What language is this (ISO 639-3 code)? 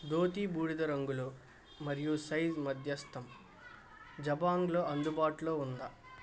tel